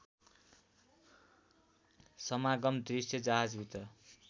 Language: Nepali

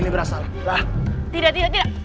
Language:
Indonesian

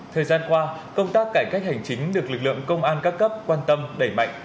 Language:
Vietnamese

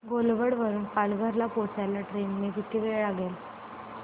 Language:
Marathi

